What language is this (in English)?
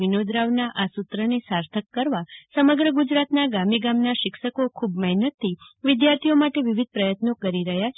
Gujarati